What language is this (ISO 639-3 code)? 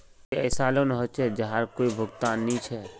mag